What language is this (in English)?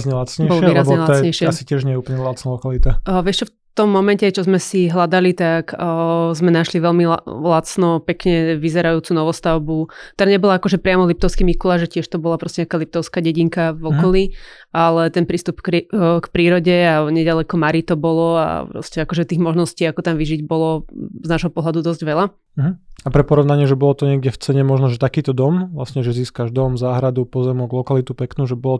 Slovak